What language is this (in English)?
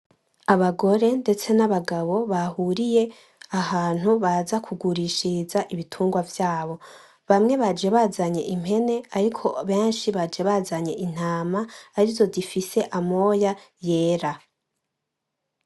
Rundi